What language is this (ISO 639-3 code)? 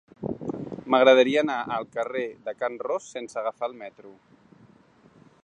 cat